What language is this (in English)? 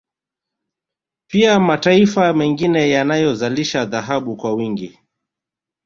Swahili